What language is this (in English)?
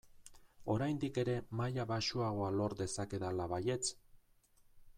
Basque